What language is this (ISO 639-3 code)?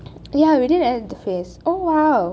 eng